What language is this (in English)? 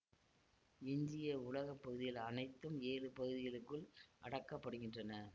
Tamil